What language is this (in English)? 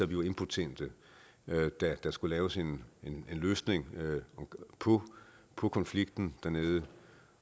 Danish